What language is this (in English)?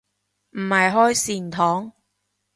Cantonese